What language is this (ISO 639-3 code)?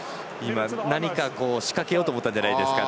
jpn